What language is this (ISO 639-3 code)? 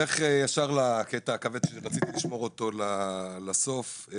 heb